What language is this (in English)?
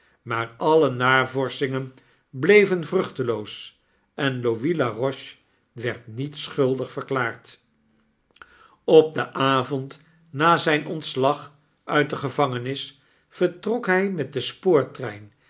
Dutch